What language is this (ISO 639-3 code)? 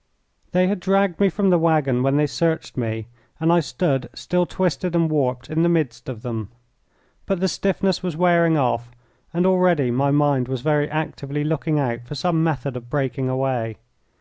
eng